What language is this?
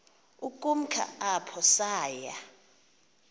Xhosa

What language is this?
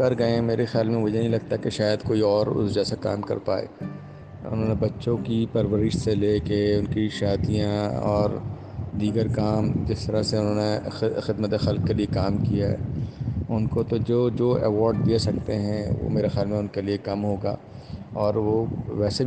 Urdu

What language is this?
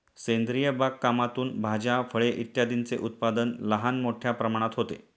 Marathi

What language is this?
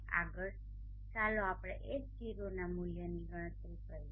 Gujarati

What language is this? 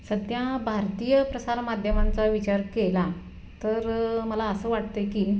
Marathi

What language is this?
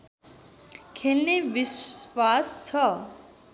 Nepali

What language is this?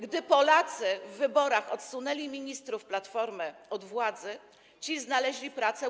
Polish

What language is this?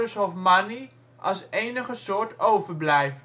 Dutch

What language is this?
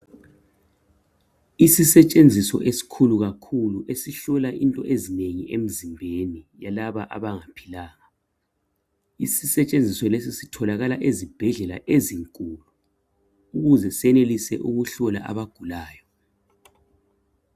North Ndebele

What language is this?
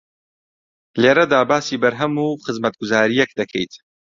Central Kurdish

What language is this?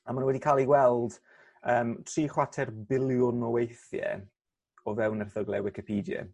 Welsh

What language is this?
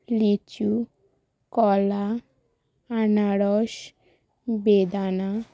Bangla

